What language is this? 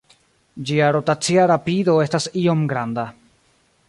Esperanto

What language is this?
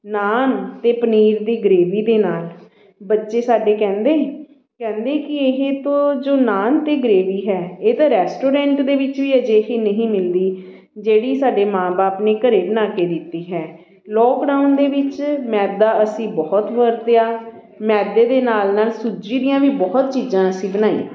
Punjabi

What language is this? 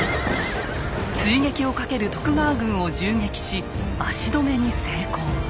Japanese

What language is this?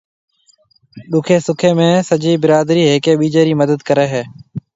Marwari (Pakistan)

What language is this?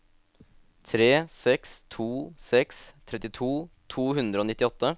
Norwegian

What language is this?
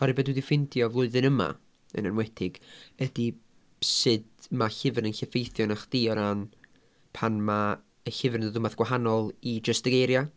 Welsh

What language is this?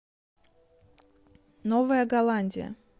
Russian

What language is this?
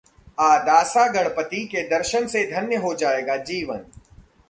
Hindi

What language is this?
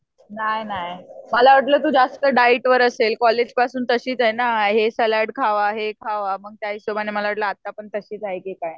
Marathi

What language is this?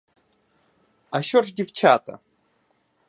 Ukrainian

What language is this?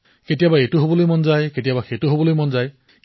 Assamese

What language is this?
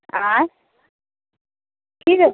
Maithili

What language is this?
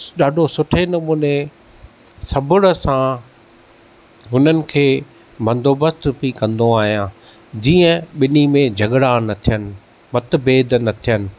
Sindhi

